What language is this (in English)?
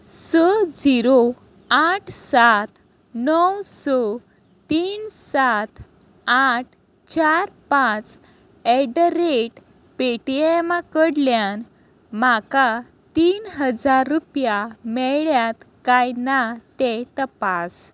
Konkani